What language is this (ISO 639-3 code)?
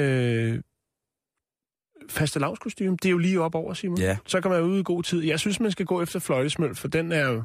dan